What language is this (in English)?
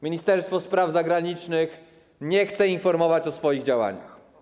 Polish